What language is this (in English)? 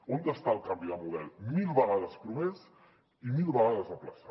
Catalan